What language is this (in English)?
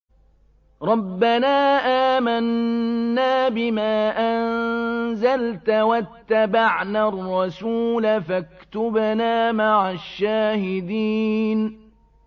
Arabic